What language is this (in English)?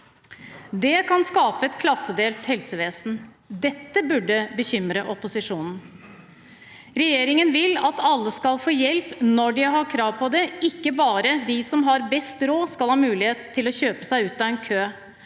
Norwegian